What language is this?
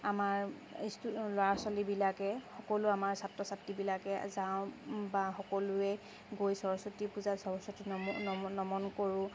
Assamese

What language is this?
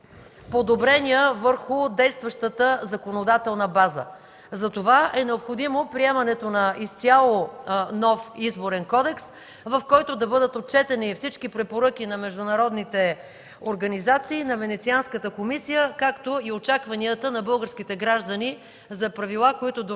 Bulgarian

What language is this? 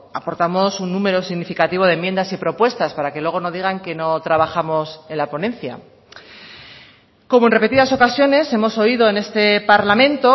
Spanish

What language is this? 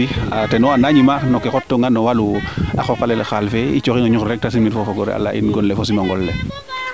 Serer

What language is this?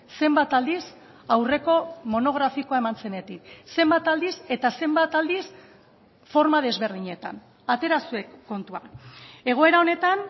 Basque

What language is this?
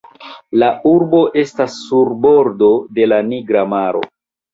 Esperanto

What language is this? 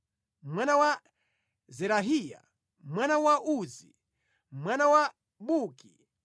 Nyanja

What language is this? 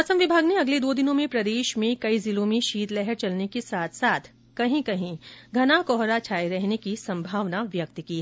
Hindi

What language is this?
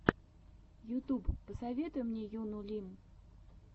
Russian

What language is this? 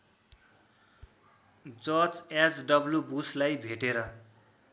Nepali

